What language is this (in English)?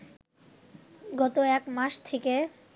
Bangla